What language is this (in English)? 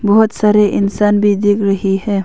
Hindi